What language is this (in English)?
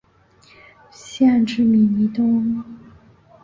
Chinese